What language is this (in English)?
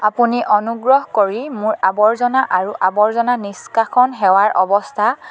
Assamese